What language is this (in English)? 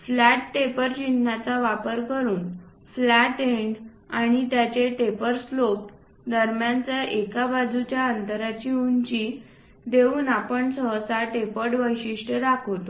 Marathi